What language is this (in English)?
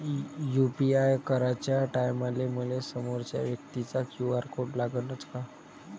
Marathi